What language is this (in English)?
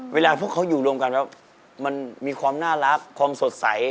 Thai